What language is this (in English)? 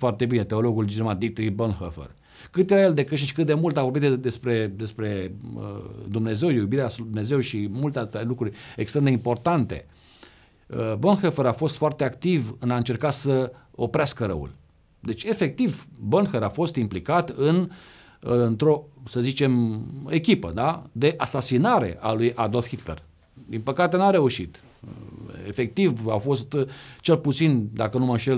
Romanian